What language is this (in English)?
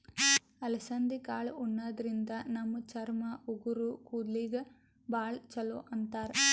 Kannada